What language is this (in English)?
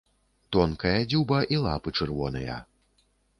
Belarusian